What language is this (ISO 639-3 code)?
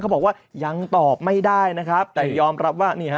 tha